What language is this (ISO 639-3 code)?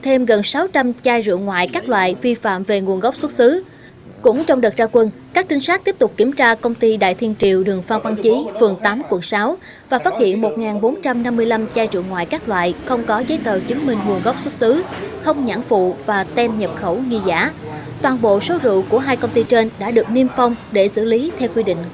vie